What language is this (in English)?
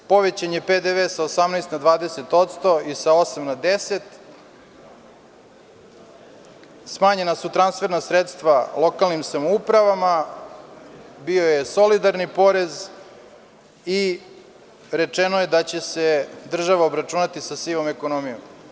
Serbian